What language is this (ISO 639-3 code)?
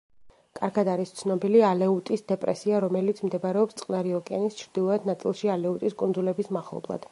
kat